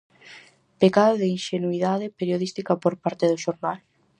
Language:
Galician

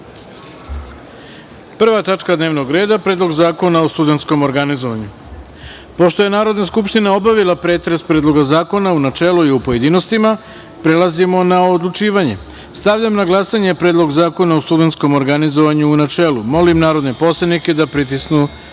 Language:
Serbian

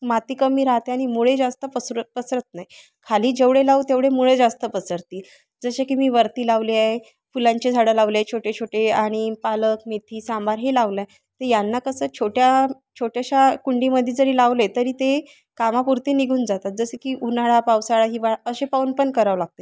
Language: Marathi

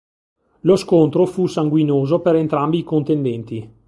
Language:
Italian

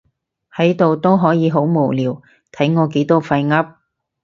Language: Cantonese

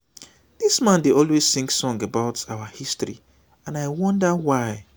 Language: Nigerian Pidgin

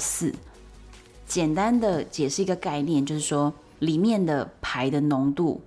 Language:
Chinese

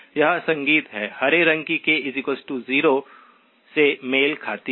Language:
Hindi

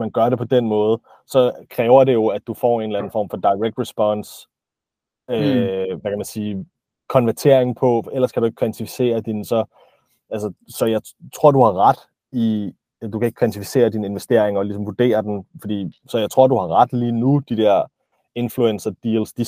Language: Danish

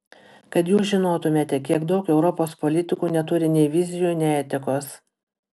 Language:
Lithuanian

